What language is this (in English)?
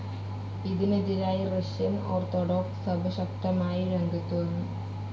Malayalam